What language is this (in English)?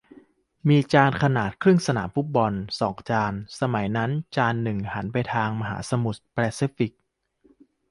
Thai